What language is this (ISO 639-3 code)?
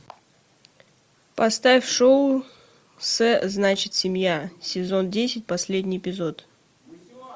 rus